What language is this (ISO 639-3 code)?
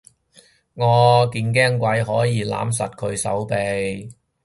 yue